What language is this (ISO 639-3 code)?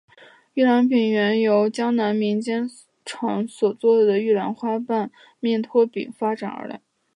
zho